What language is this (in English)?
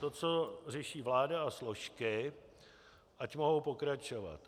Czech